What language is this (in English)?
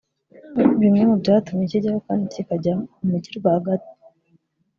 Kinyarwanda